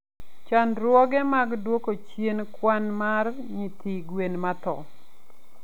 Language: Luo (Kenya and Tanzania)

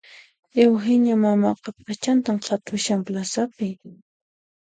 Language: Puno Quechua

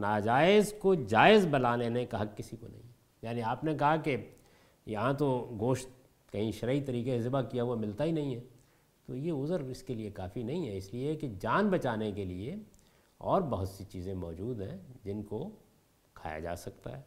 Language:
Urdu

